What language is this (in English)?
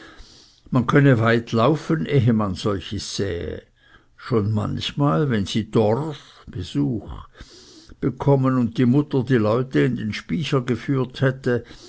German